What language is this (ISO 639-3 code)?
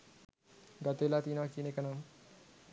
sin